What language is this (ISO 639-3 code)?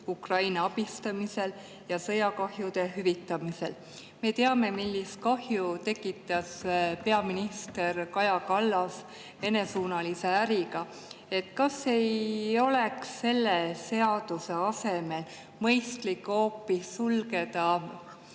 est